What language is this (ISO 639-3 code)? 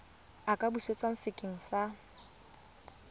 tsn